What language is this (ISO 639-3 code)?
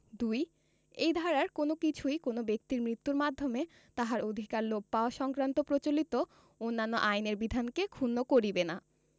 ben